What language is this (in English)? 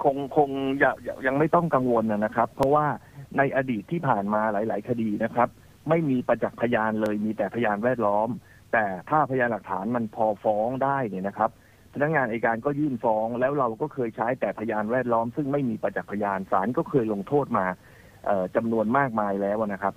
Thai